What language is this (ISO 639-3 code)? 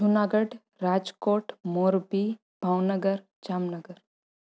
snd